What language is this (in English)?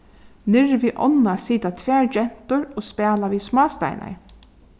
Faroese